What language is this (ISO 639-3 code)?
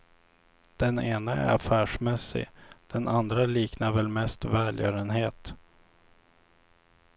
swe